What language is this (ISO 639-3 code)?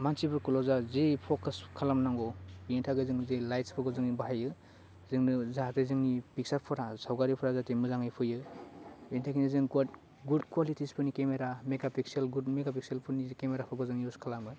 brx